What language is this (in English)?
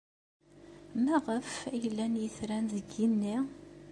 Kabyle